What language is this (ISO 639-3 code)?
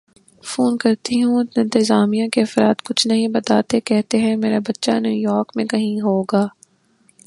urd